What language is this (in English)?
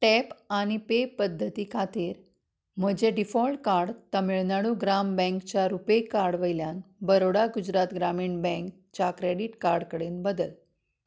Konkani